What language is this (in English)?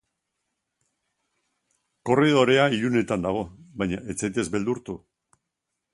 Basque